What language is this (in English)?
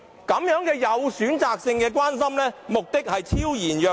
Cantonese